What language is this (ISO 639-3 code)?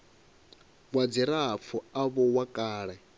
ven